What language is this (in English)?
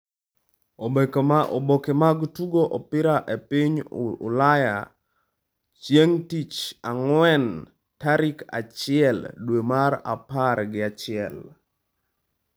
Luo (Kenya and Tanzania)